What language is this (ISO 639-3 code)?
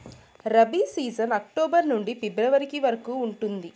tel